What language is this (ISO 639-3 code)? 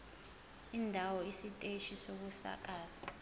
zul